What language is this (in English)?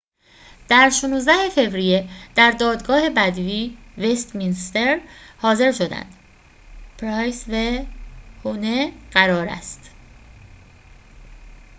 Persian